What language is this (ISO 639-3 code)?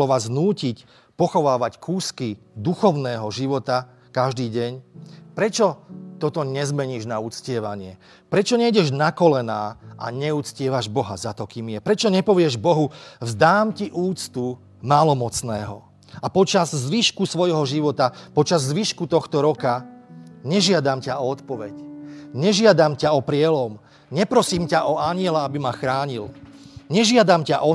slk